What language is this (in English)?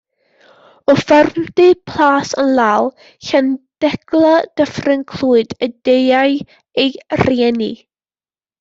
Welsh